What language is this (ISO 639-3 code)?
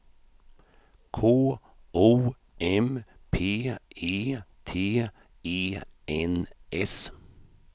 swe